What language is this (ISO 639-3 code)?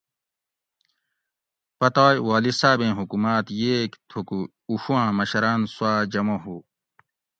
gwc